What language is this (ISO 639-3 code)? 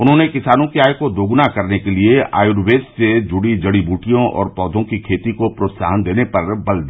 hin